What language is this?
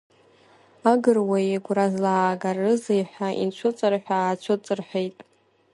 Abkhazian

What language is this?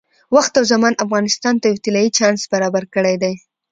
Pashto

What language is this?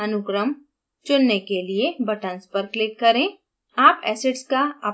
Hindi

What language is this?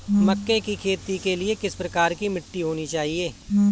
Hindi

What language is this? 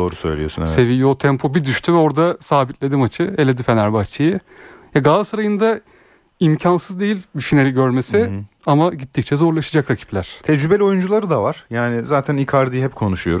Turkish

